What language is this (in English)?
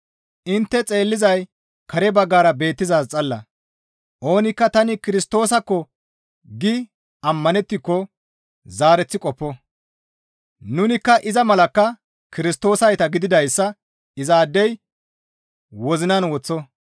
Gamo